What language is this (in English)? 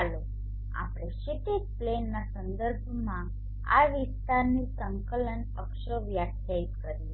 Gujarati